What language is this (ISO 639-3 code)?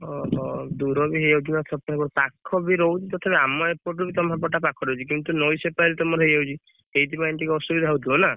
ori